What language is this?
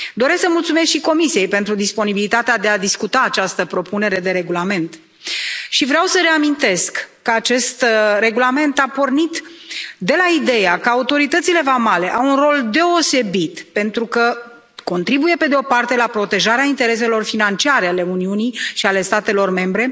Romanian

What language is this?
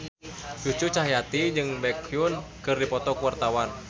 Sundanese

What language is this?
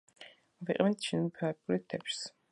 Georgian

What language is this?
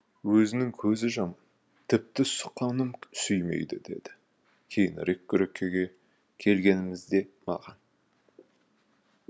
Kazakh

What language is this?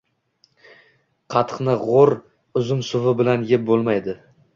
Uzbek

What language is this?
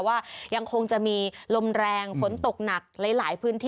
Thai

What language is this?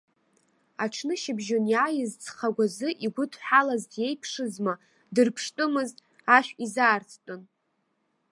Abkhazian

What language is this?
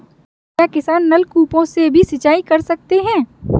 Hindi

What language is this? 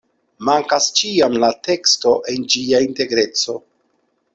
Esperanto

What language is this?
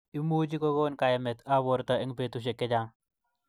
Kalenjin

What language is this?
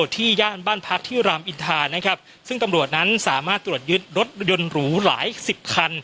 Thai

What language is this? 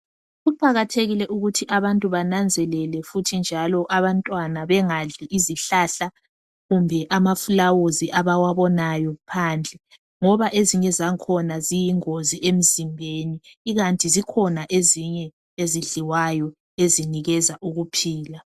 North Ndebele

